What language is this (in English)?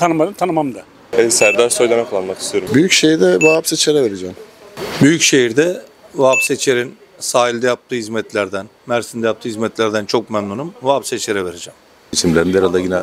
Turkish